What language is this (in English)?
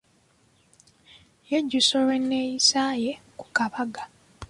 Ganda